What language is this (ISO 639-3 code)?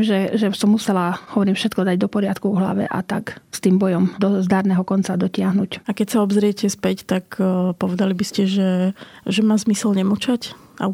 slk